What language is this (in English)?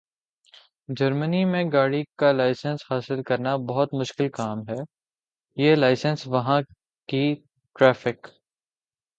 Urdu